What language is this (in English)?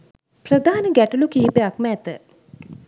Sinhala